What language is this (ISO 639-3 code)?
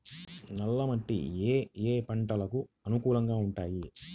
tel